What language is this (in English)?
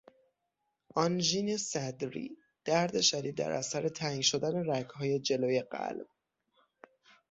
Persian